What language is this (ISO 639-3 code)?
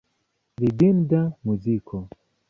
epo